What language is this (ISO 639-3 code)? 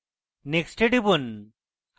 ben